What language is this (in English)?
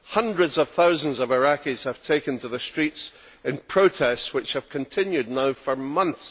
English